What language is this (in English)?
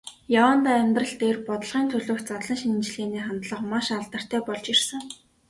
Mongolian